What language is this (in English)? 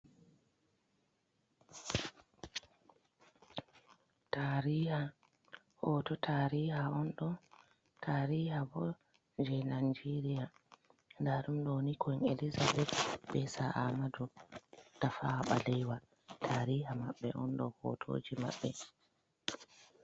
Fula